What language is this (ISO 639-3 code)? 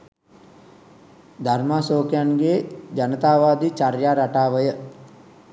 sin